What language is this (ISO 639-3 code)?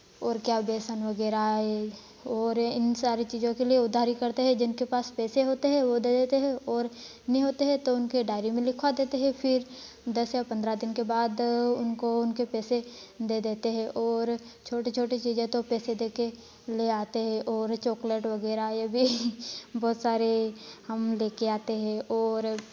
hin